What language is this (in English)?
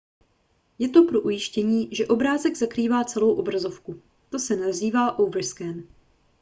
Czech